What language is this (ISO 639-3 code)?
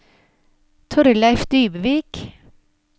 nor